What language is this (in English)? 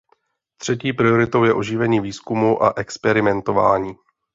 Czech